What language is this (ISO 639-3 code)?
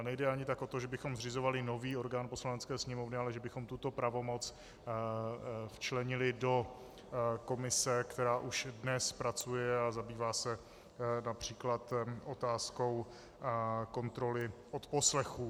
ces